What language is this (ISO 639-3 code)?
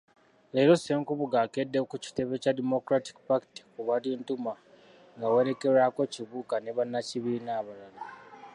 lug